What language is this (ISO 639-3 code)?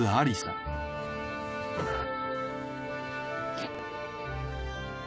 jpn